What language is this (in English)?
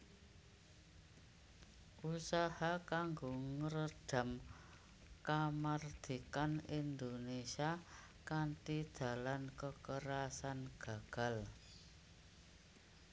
Javanese